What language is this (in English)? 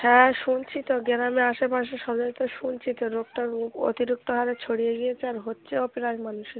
Bangla